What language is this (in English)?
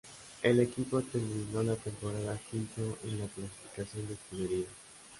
Spanish